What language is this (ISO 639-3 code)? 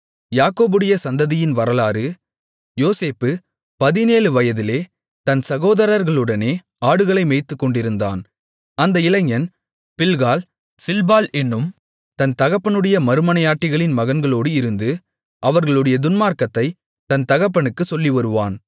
tam